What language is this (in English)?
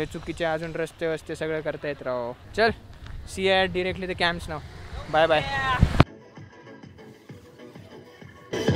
Hindi